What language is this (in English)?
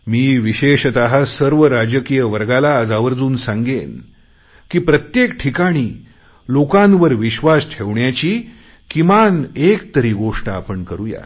Marathi